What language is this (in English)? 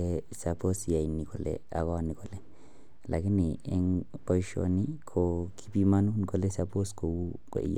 Kalenjin